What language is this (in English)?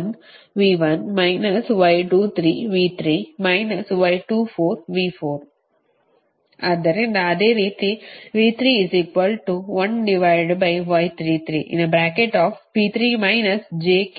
Kannada